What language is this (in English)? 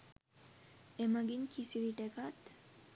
Sinhala